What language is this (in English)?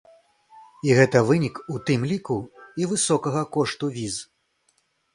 Belarusian